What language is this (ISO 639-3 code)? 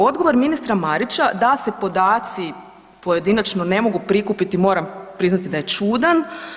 hrv